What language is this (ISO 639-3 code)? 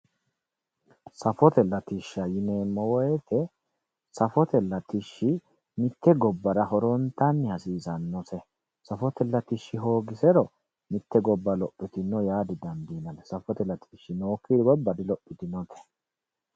sid